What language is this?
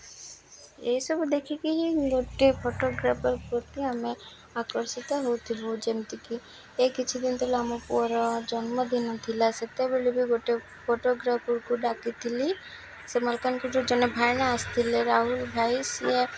Odia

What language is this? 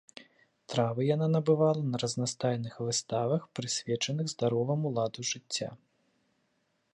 Belarusian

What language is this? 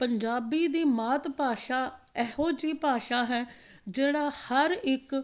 Punjabi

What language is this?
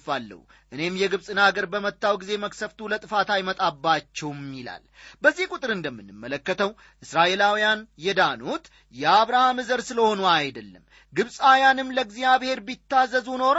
Amharic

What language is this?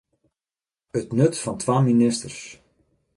Western Frisian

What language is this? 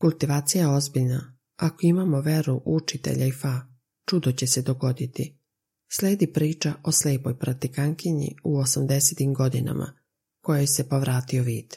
Croatian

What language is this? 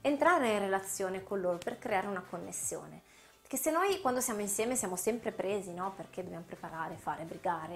Italian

